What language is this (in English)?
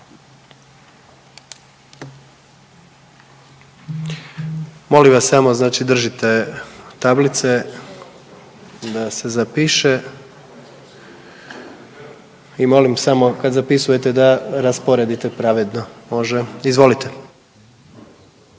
Croatian